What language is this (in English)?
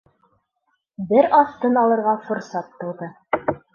Bashkir